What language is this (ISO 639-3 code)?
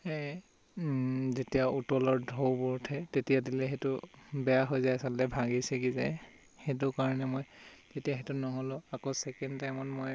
asm